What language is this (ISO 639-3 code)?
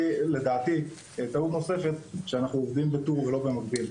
heb